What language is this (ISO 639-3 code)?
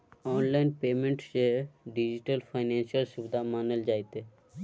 mai